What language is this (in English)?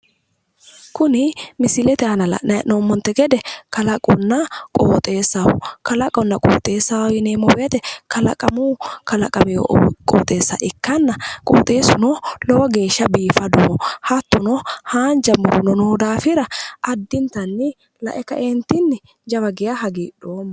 Sidamo